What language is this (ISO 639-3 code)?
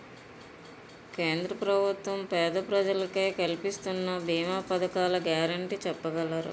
tel